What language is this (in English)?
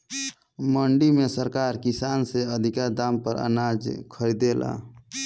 Bhojpuri